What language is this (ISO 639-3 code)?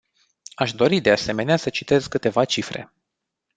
ron